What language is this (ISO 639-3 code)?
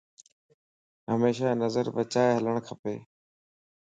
lss